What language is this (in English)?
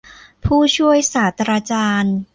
Thai